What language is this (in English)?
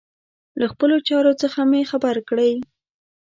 Pashto